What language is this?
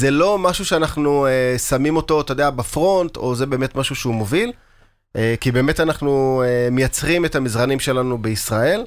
Hebrew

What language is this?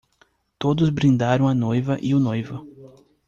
Portuguese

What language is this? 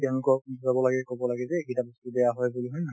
Assamese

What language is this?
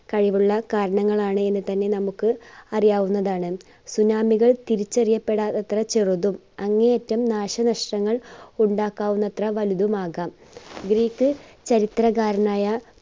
Malayalam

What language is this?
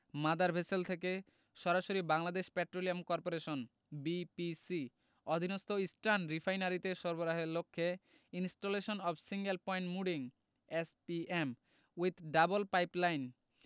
Bangla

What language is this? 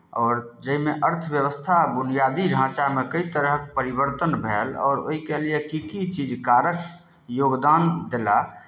Maithili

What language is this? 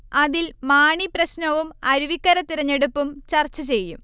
Malayalam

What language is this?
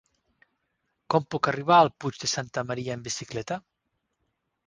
Catalan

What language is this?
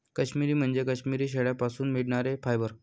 Marathi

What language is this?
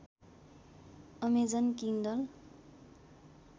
Nepali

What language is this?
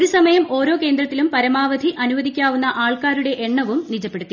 Malayalam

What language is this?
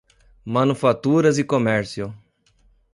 Portuguese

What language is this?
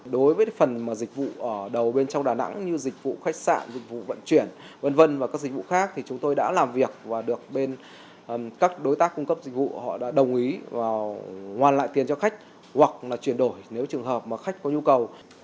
Vietnamese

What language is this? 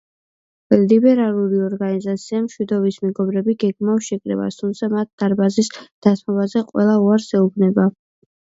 Georgian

